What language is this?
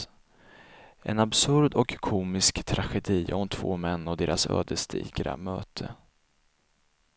Swedish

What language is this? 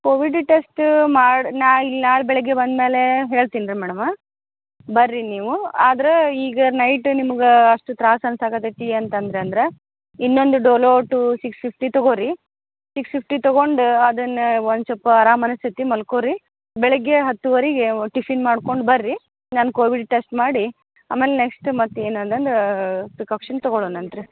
Kannada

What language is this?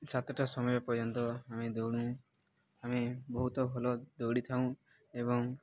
Odia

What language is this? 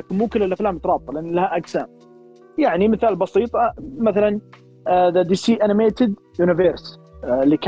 Arabic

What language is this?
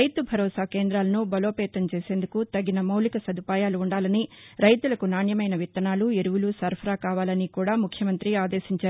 Telugu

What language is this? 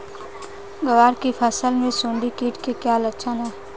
Hindi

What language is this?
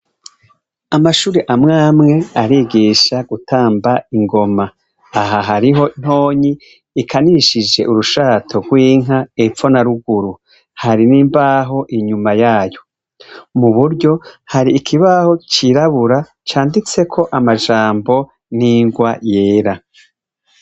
Rundi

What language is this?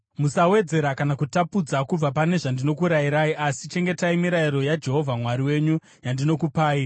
Shona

